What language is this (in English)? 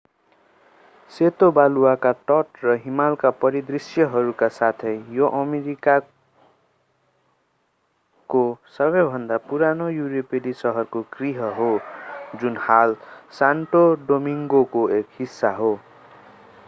Nepali